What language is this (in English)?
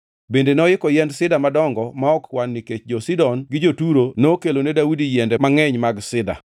Luo (Kenya and Tanzania)